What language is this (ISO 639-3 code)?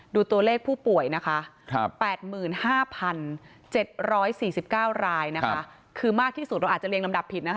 tha